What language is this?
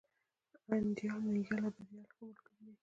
Pashto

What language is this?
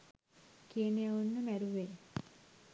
Sinhala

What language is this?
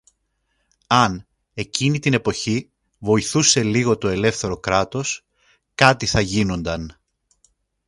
Greek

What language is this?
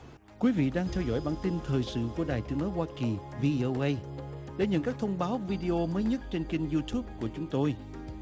Vietnamese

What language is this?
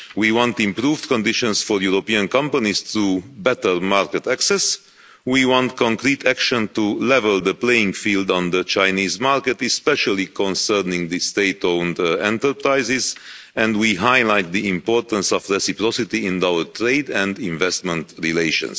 English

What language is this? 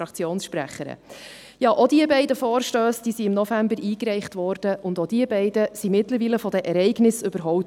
Swiss German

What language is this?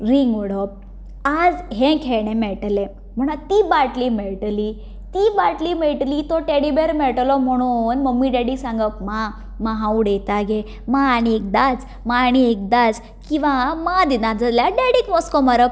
Konkani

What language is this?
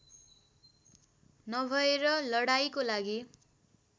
Nepali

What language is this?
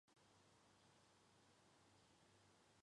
Chinese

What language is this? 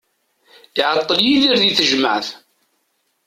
Kabyle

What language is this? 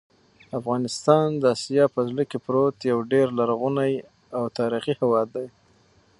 Pashto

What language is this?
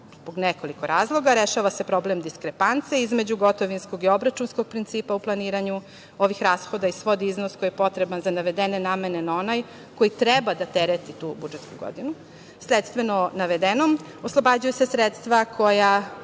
Serbian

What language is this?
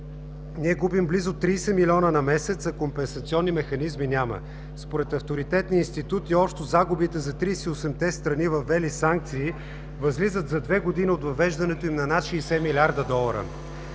Bulgarian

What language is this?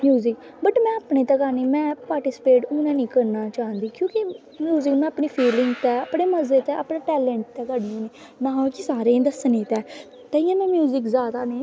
Dogri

